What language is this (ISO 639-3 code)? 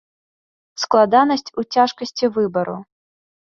bel